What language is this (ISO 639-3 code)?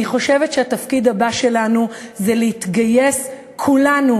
heb